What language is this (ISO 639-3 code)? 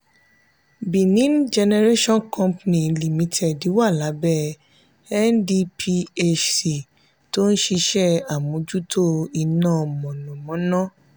yor